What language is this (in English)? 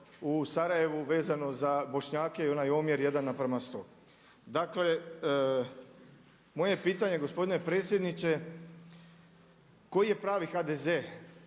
Croatian